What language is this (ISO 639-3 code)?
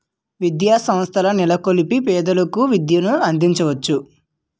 tel